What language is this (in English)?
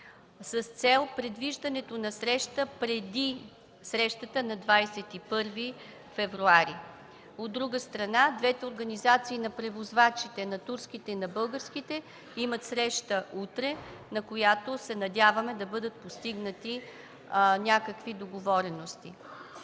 Bulgarian